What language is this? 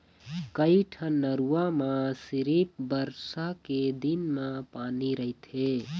Chhattisgarhi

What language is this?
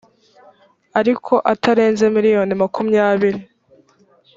Kinyarwanda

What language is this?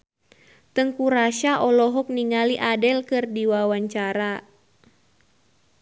Sundanese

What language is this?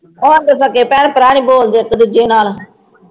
Punjabi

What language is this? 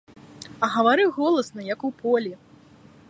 Belarusian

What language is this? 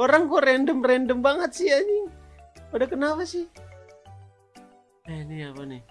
Indonesian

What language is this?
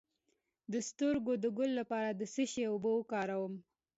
Pashto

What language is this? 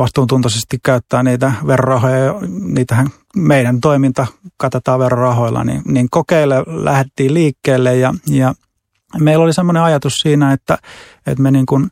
Finnish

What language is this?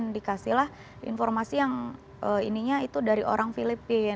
Indonesian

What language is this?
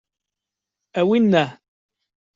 Kabyle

